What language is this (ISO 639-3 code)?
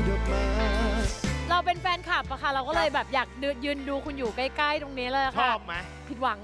tha